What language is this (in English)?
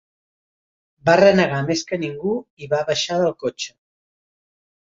Catalan